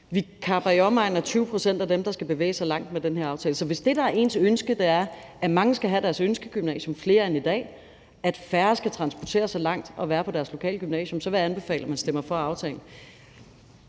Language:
Danish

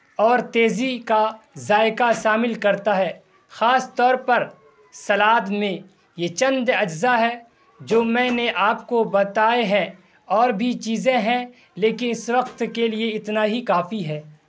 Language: Urdu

